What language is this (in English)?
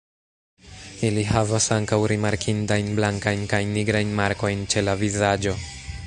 Esperanto